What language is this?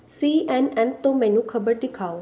Punjabi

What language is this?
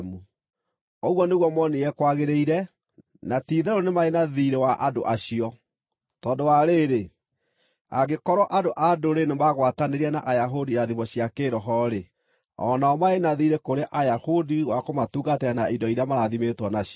Kikuyu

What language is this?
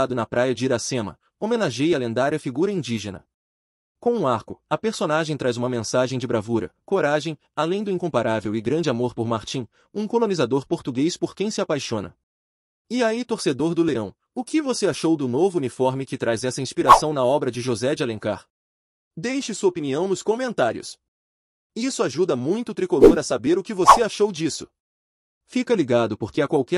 Portuguese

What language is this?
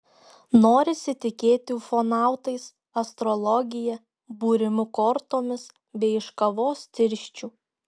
Lithuanian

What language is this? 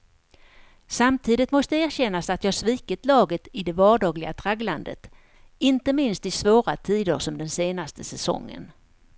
Swedish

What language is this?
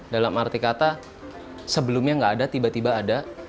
Indonesian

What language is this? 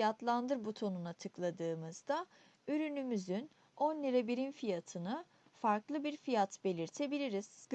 Turkish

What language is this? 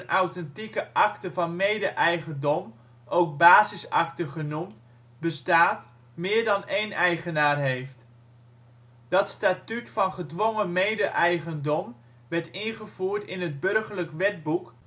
Dutch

